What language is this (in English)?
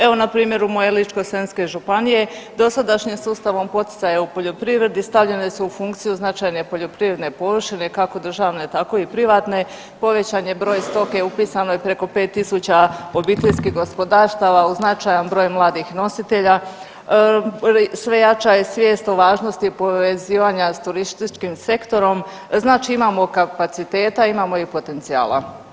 Croatian